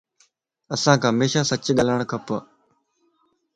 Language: Lasi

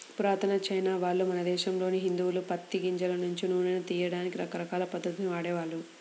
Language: Telugu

